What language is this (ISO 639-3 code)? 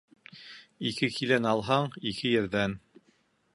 bak